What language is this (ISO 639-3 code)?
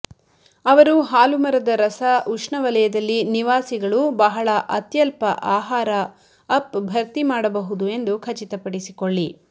kan